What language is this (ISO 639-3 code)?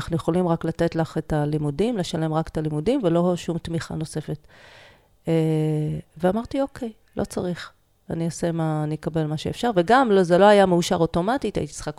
heb